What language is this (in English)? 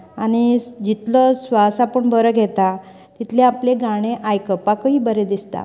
Konkani